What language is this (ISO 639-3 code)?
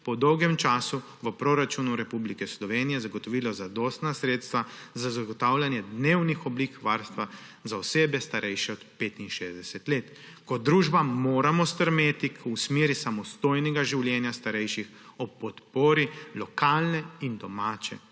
slv